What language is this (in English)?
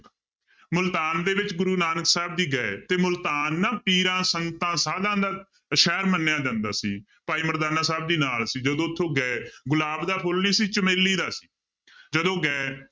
Punjabi